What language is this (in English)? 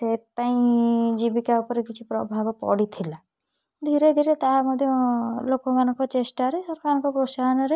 Odia